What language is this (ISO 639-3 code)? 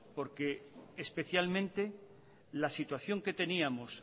spa